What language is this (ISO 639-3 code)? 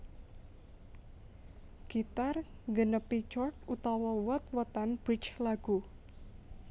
jav